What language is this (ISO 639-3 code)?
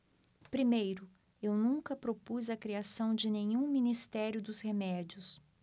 por